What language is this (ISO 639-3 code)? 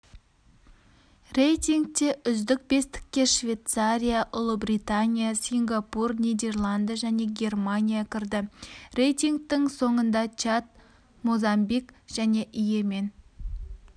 kaz